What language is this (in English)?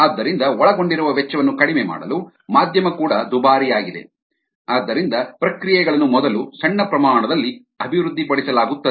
Kannada